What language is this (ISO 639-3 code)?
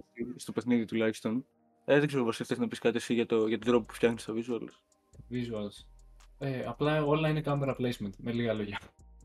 ell